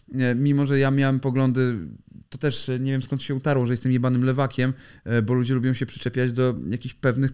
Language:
Polish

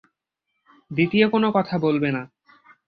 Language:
Bangla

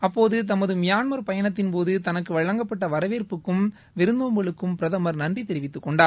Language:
Tamil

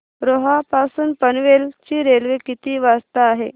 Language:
Marathi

